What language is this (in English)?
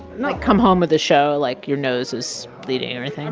English